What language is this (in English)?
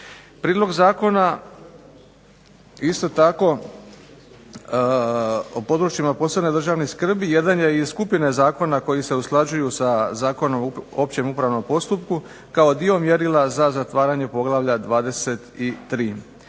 Croatian